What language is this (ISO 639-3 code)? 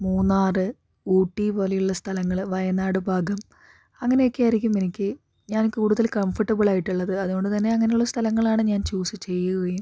mal